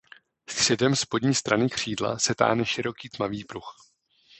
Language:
Czech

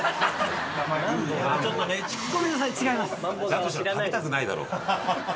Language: Japanese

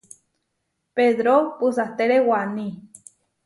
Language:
Huarijio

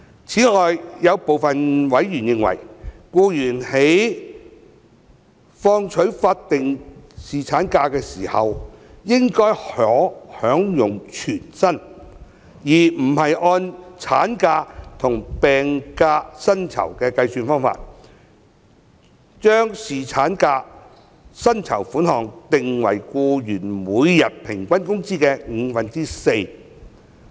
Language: Cantonese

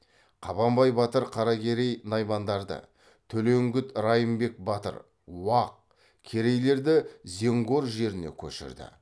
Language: Kazakh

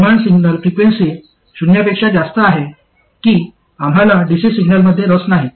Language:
Marathi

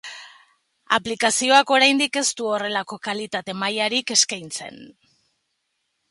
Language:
Basque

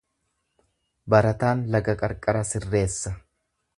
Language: Oromo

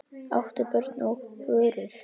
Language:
Icelandic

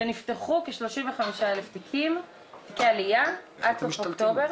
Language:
Hebrew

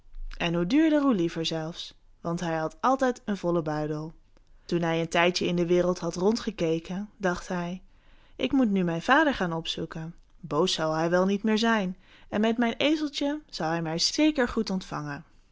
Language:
Dutch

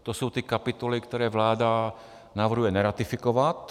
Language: Czech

